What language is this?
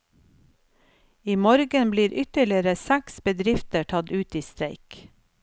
Norwegian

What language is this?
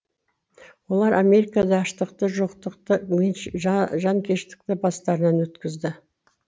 Kazakh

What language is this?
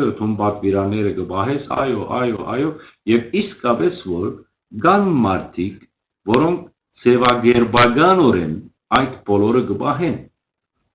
Armenian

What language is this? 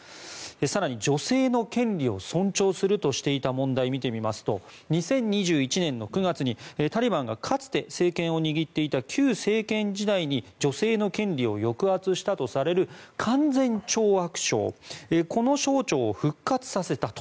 Japanese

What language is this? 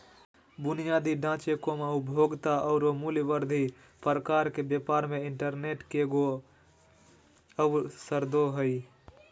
Magahi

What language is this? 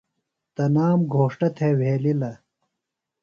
Phalura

